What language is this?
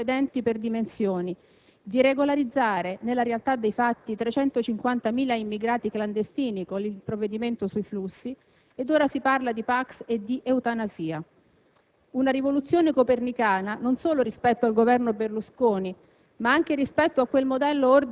Italian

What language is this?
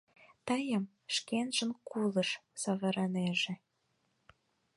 Mari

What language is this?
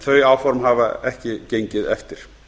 Icelandic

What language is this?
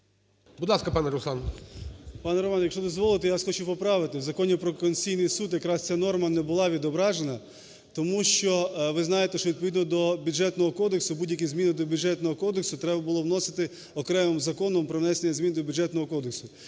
Ukrainian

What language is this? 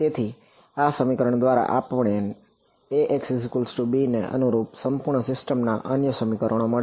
Gujarati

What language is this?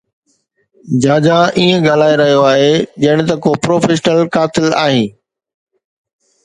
Sindhi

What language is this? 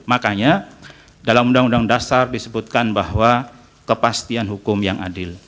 Indonesian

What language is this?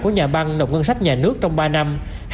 Vietnamese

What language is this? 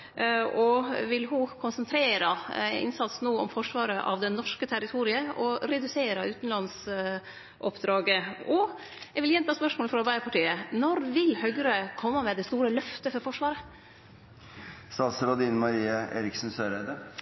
Norwegian Nynorsk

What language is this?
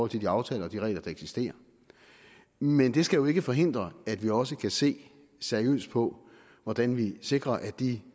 Danish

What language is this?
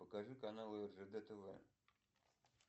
Russian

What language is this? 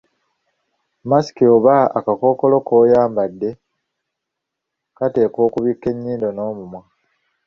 Ganda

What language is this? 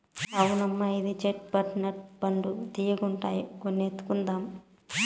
Telugu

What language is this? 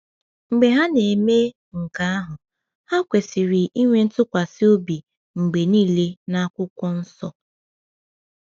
Igbo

